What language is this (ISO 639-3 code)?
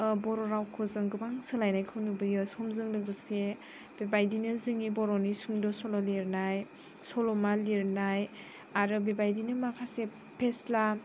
brx